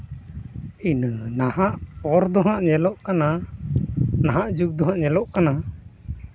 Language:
Santali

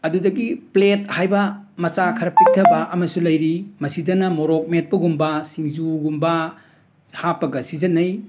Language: Manipuri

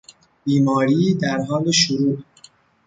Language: Persian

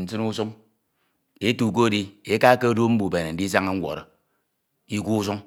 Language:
Ito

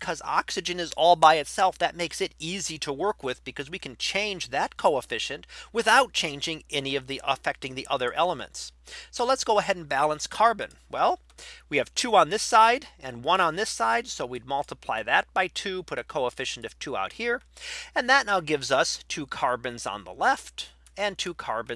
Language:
English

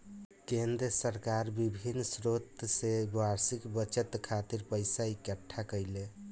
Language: Bhojpuri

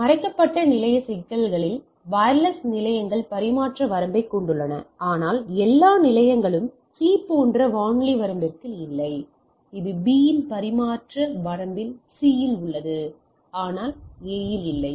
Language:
Tamil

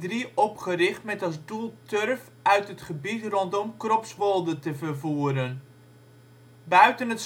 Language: Dutch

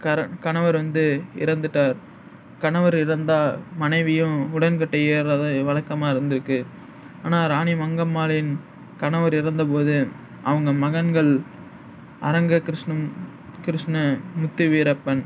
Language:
Tamil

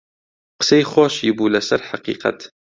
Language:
Central Kurdish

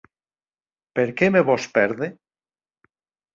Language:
Occitan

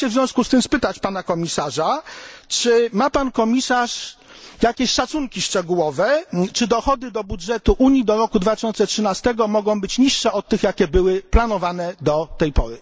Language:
Polish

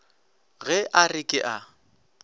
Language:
Northern Sotho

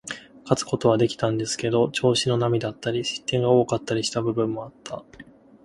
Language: Japanese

